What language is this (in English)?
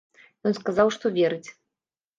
Belarusian